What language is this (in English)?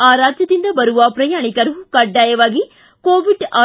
Kannada